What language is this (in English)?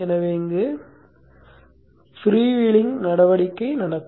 Tamil